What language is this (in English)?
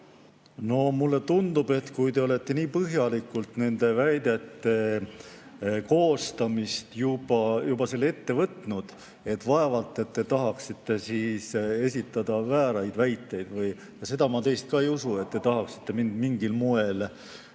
Estonian